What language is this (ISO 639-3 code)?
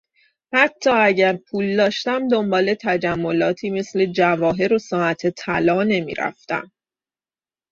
fas